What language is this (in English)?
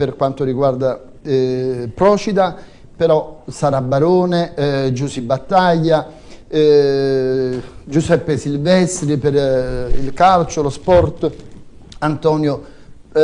Italian